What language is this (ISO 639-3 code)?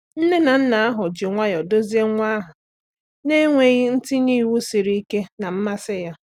ibo